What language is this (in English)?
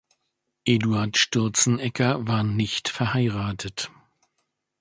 German